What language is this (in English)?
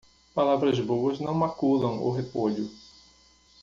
Portuguese